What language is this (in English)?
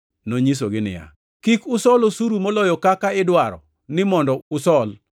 Luo (Kenya and Tanzania)